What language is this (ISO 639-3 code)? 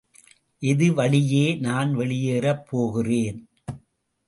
tam